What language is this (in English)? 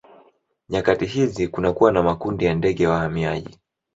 Swahili